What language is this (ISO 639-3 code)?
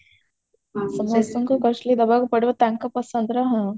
ori